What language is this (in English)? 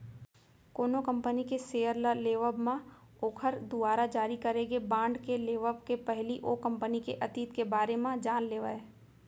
Chhattisgarhi